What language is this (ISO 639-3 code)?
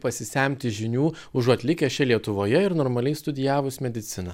lit